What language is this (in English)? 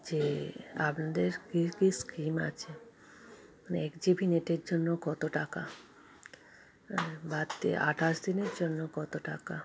Bangla